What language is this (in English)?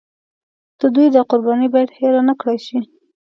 Pashto